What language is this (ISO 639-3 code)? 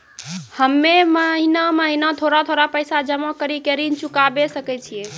mai